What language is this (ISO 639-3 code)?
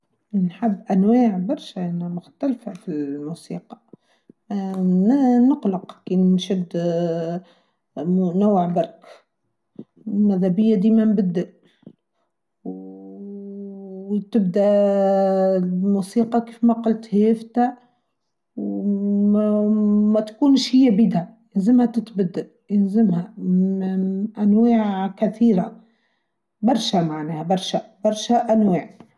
aeb